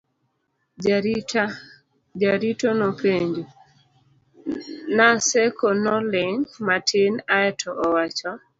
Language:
Luo (Kenya and Tanzania)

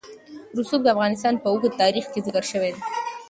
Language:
Pashto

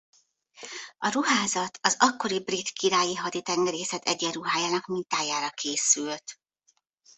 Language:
Hungarian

